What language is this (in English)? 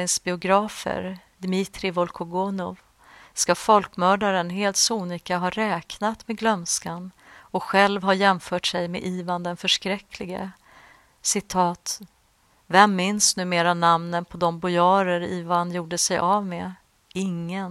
Swedish